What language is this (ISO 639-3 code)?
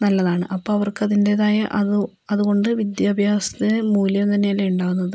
mal